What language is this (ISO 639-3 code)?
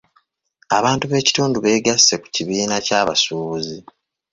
lug